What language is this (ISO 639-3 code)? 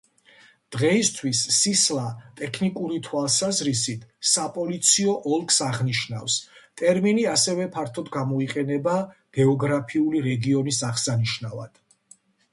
kat